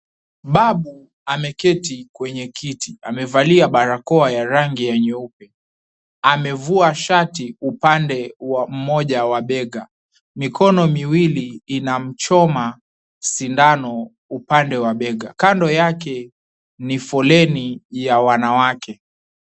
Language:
Swahili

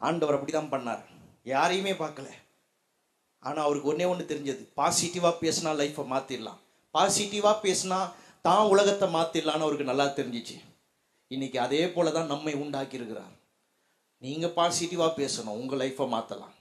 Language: Tamil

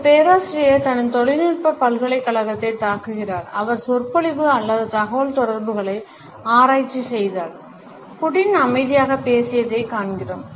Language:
Tamil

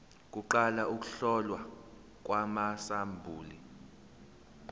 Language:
Zulu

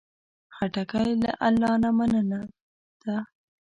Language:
Pashto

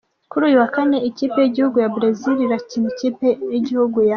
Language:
Kinyarwanda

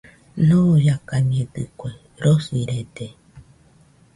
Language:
Nüpode Huitoto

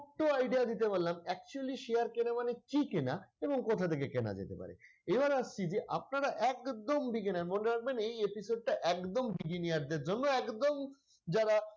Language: Bangla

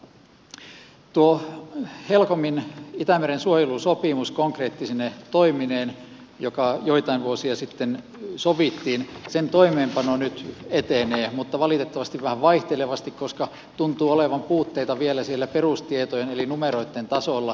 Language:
Finnish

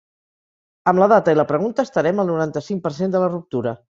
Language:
Catalan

